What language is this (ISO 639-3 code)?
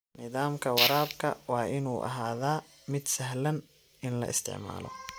som